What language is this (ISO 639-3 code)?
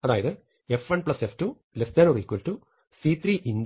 mal